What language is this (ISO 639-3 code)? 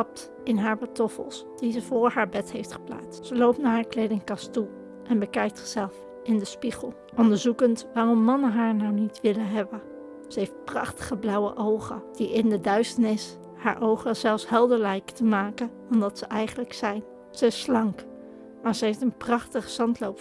nld